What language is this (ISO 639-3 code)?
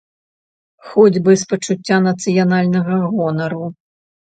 bel